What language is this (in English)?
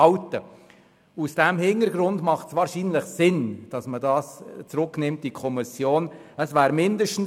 Swiss German